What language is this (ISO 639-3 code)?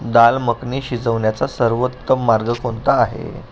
mar